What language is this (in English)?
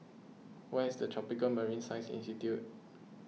English